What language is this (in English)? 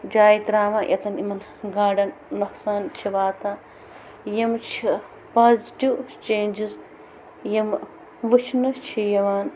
Kashmiri